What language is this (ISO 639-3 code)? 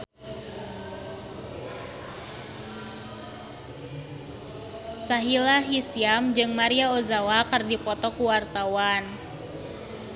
sun